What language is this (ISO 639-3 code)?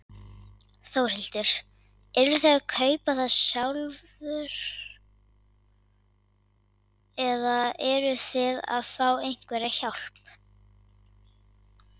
isl